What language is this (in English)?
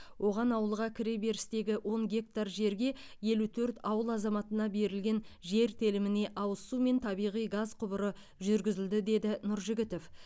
Kazakh